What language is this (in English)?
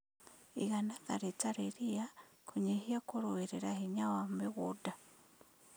Kikuyu